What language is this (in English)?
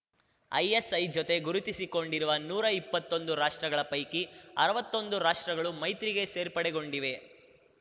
Kannada